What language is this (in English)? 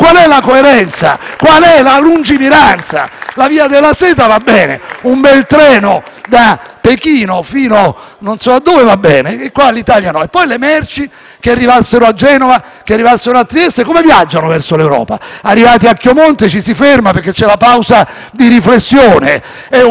Italian